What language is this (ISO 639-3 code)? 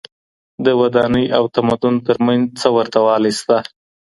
pus